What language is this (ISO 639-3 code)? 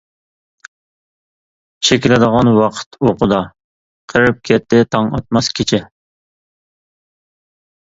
uig